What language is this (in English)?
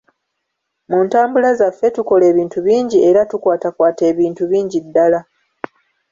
Ganda